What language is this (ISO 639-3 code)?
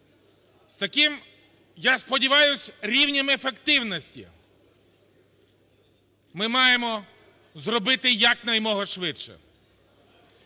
ukr